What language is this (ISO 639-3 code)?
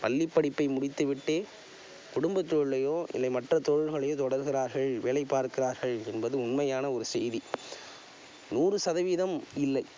tam